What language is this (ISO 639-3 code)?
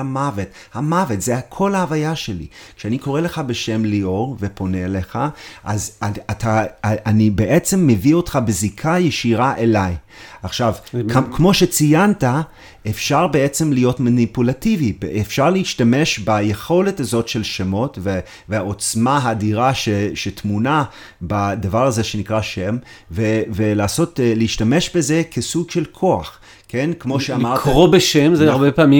heb